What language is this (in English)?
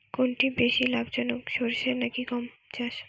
Bangla